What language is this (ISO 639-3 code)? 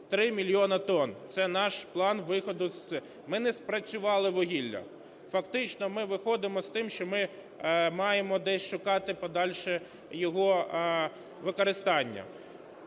ukr